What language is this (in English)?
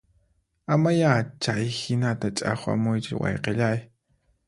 Puno Quechua